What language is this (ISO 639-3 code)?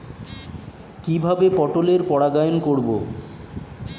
ben